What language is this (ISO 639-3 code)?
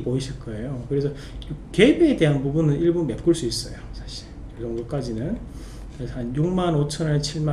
kor